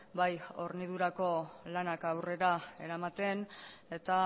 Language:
Basque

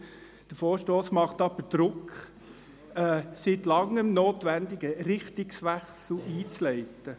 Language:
Swiss German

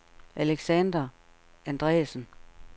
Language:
Danish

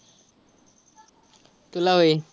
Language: Marathi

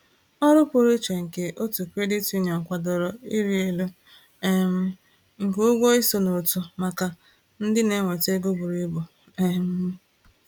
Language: Igbo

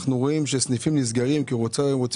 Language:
Hebrew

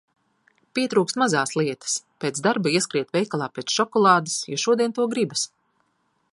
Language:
Latvian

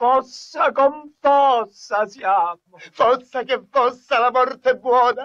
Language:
Italian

